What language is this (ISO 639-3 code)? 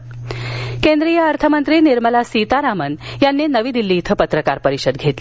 mar